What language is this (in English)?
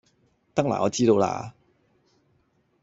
Cantonese